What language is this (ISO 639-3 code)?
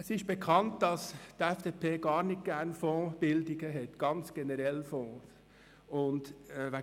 gsw